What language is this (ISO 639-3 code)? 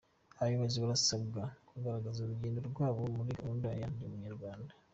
kin